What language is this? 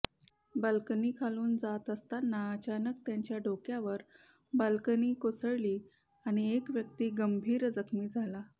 Marathi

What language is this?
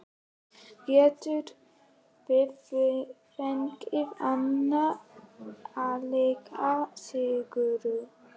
Icelandic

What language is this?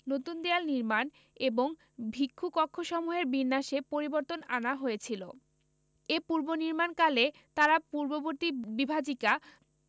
Bangla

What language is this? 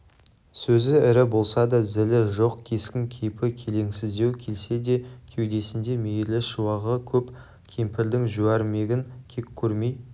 Kazakh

